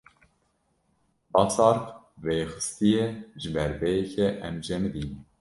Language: Kurdish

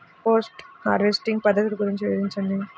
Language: Telugu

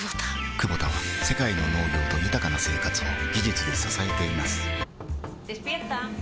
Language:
Japanese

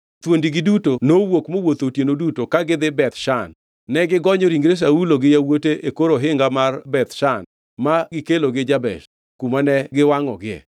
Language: Luo (Kenya and Tanzania)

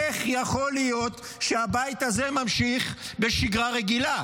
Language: Hebrew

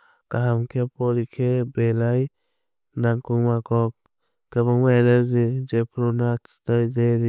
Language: Kok Borok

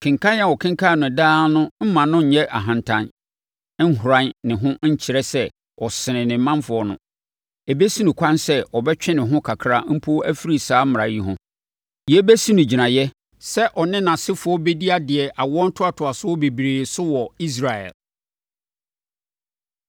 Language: Akan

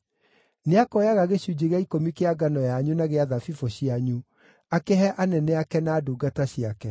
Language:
Kikuyu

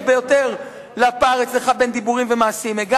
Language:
Hebrew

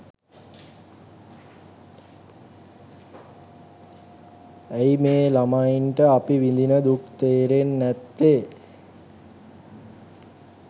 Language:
Sinhala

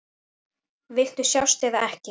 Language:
Icelandic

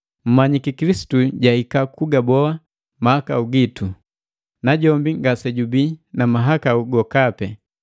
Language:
Matengo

